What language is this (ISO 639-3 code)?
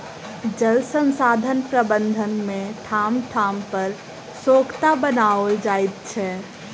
mai